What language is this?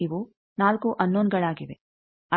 Kannada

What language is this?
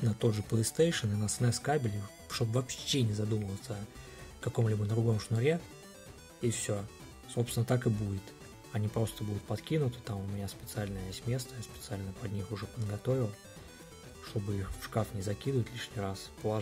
Russian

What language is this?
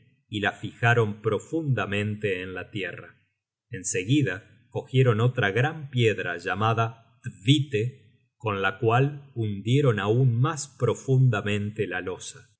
Spanish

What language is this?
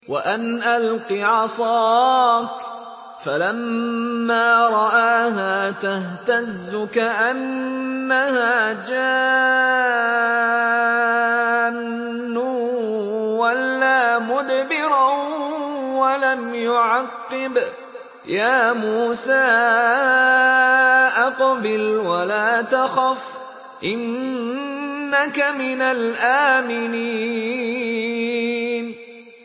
Arabic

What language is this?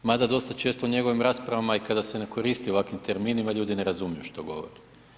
Croatian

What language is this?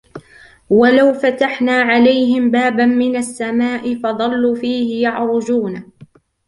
Arabic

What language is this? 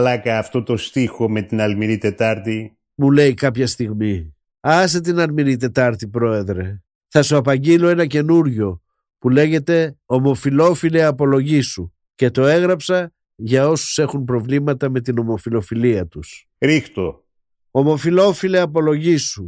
Greek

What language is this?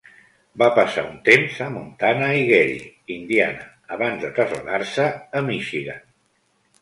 Catalan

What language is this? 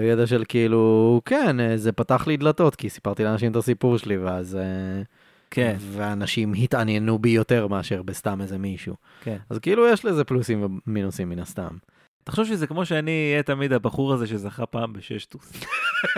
Hebrew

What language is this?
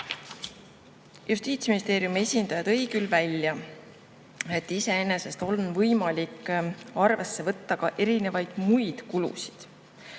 Estonian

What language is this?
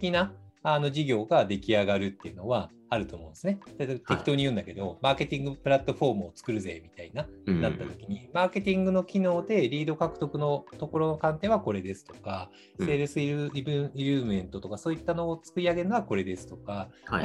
Japanese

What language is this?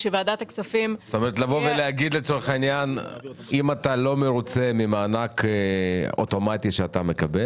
Hebrew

